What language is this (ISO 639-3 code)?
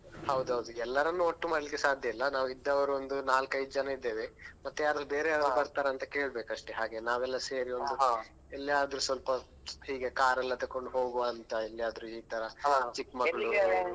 kan